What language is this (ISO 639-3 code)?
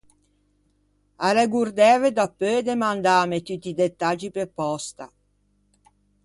lij